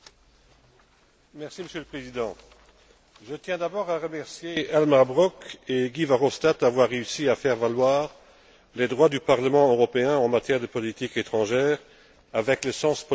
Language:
French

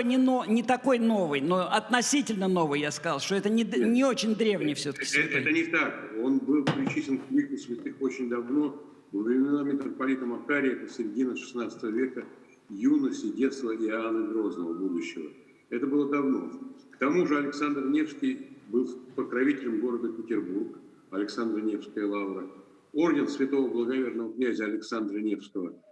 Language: Russian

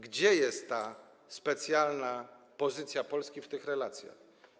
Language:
Polish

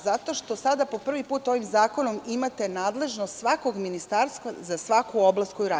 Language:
Serbian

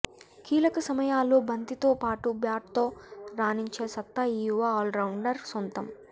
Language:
Telugu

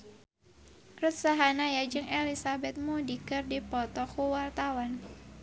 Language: Sundanese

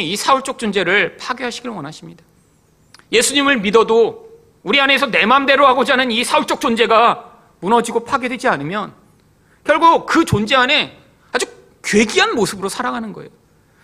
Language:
Korean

